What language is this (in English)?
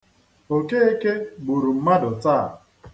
Igbo